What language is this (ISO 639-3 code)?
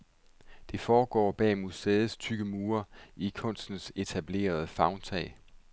dan